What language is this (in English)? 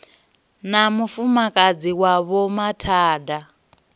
Venda